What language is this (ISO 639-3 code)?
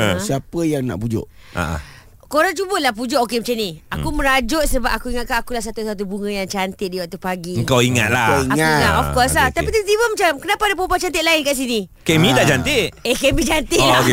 msa